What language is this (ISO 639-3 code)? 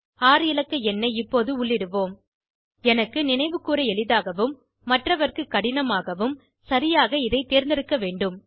tam